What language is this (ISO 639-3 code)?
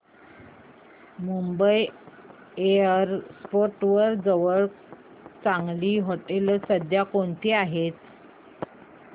mar